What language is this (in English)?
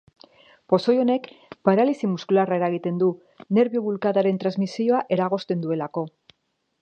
Basque